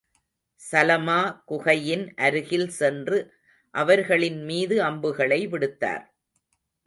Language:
Tamil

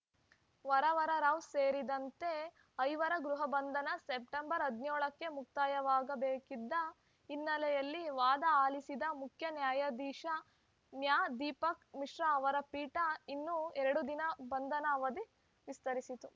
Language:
Kannada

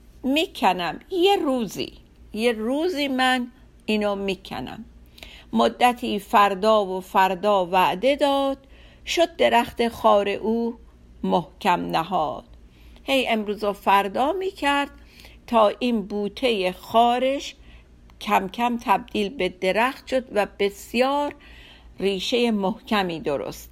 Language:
Persian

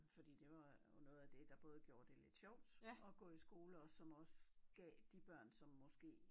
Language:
Danish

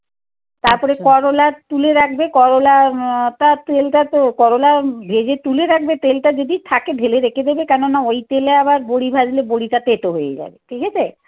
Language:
Bangla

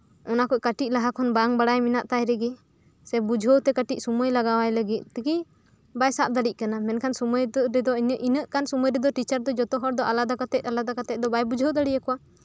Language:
Santali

